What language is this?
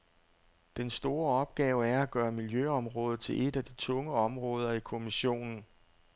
Danish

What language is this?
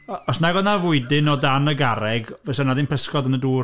Welsh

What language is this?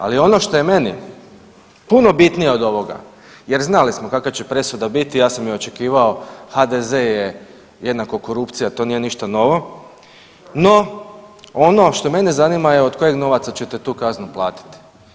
Croatian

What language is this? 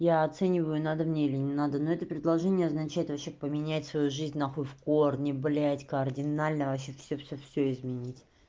Russian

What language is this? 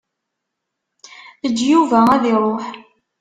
Kabyle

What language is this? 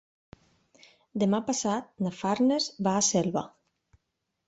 Catalan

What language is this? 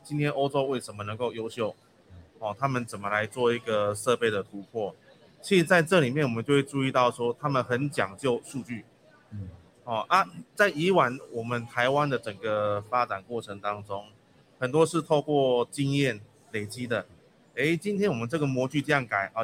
Chinese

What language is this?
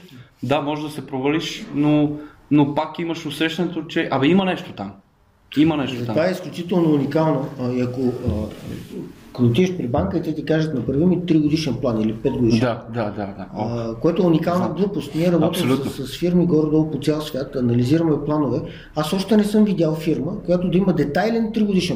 Bulgarian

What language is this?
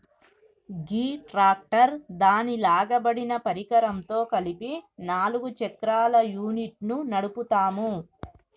Telugu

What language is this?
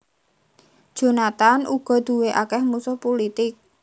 Javanese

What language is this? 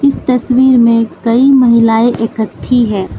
Hindi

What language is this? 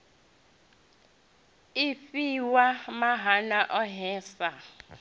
Venda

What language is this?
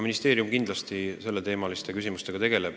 Estonian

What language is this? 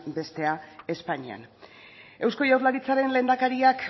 Basque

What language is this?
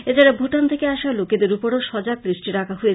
Bangla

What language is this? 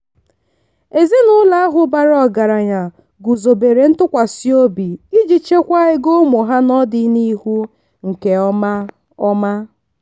Igbo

